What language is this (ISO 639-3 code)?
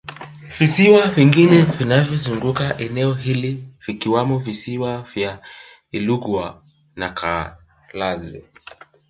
swa